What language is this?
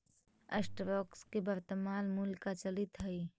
Magahi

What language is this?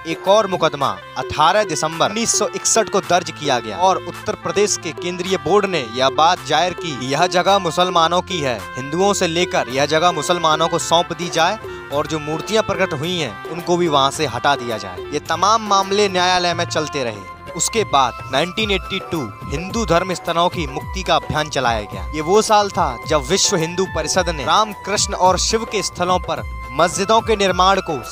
Hindi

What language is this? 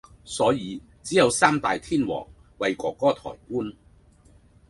Cantonese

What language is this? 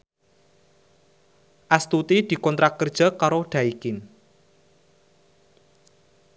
Javanese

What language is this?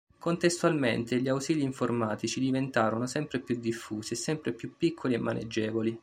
Italian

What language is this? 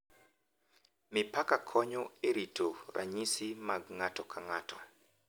Luo (Kenya and Tanzania)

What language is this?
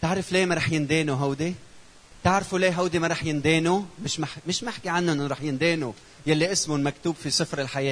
Arabic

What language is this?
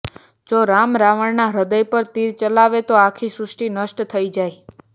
Gujarati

